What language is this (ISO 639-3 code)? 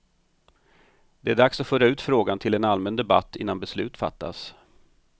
swe